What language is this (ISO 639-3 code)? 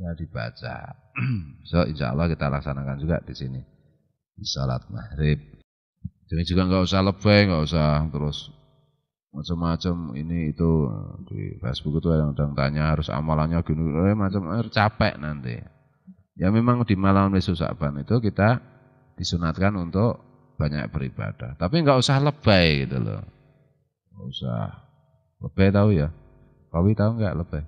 ind